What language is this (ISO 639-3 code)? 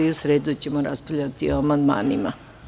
srp